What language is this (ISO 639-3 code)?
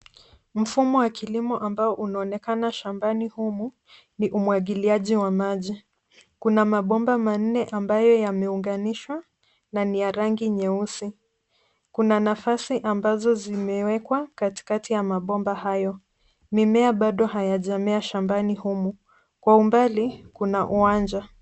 swa